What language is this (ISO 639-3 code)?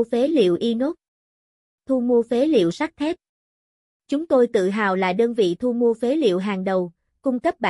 vie